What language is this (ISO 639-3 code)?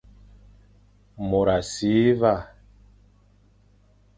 fan